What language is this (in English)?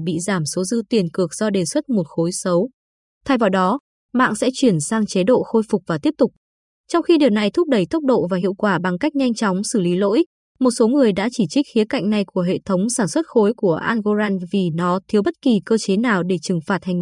Vietnamese